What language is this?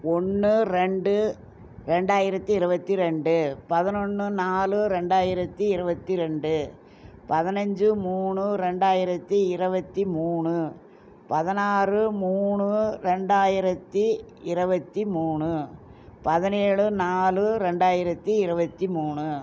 Tamil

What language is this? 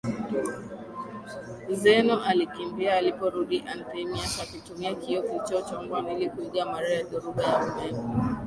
Swahili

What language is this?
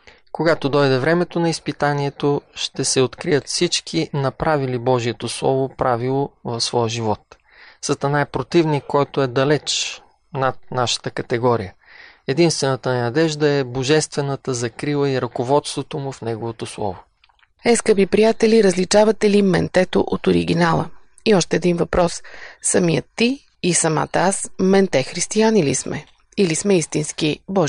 Bulgarian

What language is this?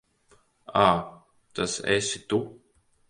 Latvian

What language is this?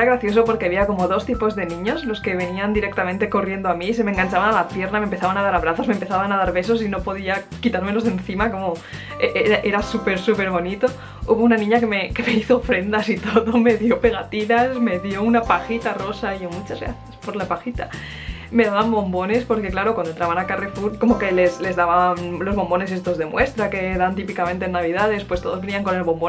Spanish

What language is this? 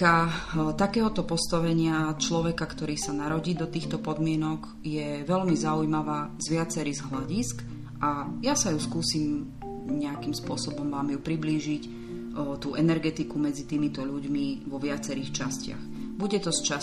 Slovak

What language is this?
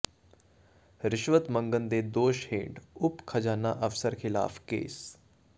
Punjabi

